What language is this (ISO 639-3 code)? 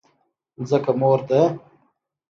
pus